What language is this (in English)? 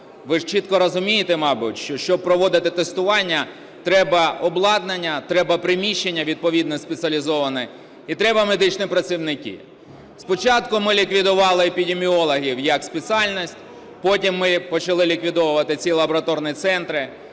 Ukrainian